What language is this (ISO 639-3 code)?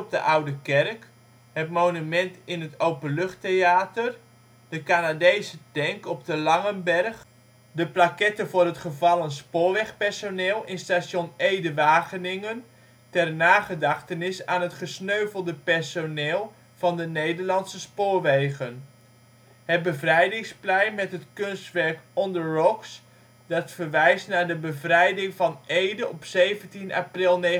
nld